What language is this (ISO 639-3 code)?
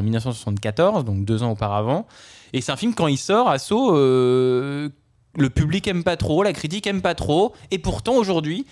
fra